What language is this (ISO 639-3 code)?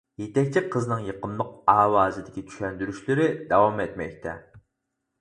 uig